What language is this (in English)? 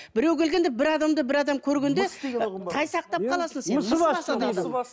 Kazakh